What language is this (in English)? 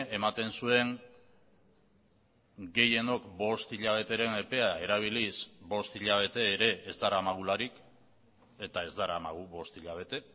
Basque